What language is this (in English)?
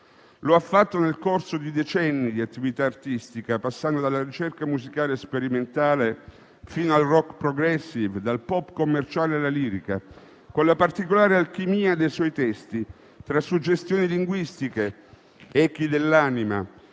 Italian